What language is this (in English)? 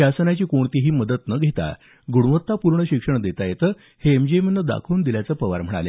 Marathi